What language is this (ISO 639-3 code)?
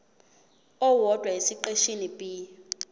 zul